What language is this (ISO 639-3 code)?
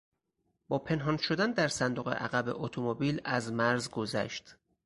fas